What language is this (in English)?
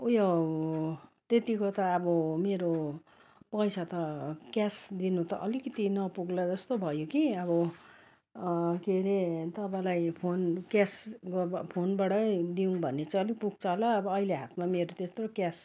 Nepali